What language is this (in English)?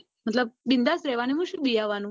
Gujarati